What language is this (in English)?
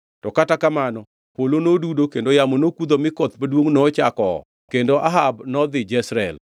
Luo (Kenya and Tanzania)